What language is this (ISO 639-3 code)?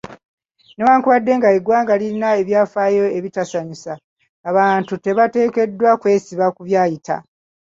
lug